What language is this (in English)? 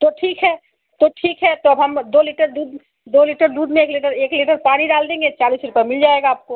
Hindi